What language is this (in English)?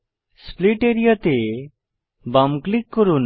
Bangla